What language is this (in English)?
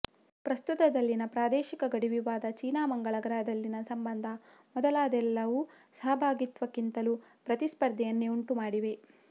Kannada